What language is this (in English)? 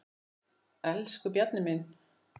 Icelandic